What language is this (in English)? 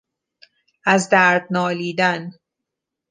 Persian